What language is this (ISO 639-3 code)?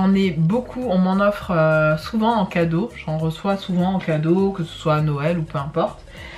fra